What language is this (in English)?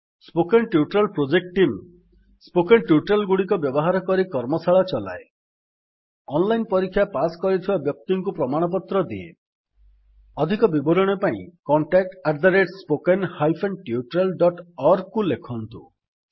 Odia